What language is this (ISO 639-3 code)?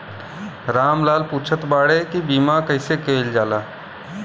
bho